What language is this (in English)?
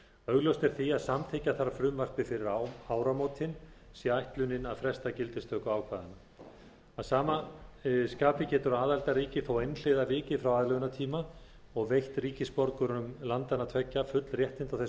Icelandic